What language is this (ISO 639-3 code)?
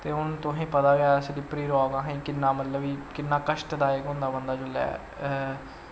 doi